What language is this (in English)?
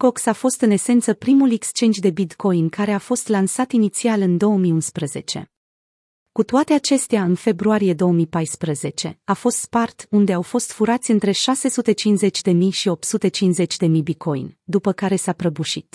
Romanian